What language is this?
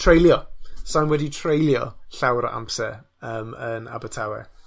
Welsh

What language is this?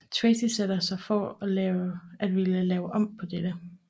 Danish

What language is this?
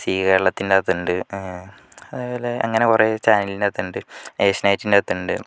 Malayalam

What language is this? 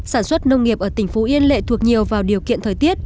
Vietnamese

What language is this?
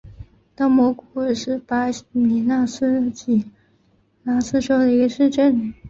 Chinese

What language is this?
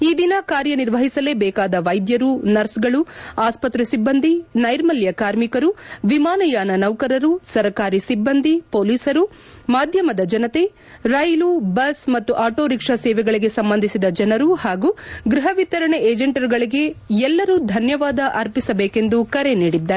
Kannada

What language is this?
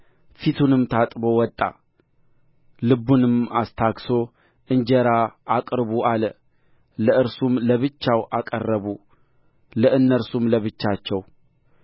Amharic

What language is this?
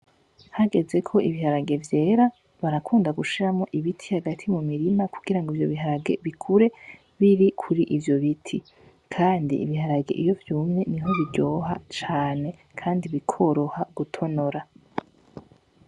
Rundi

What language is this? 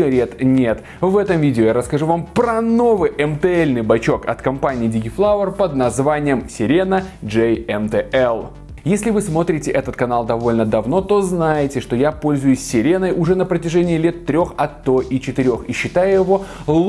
Russian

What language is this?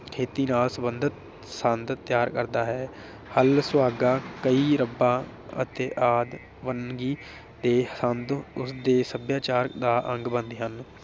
Punjabi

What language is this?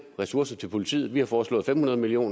Danish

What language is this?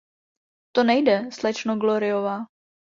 Czech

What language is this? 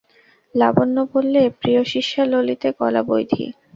Bangla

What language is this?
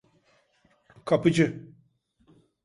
Turkish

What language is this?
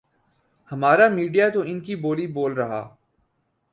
Urdu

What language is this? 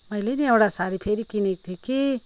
Nepali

